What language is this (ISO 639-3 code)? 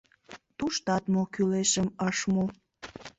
chm